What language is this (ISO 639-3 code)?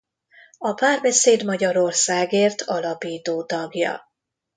hun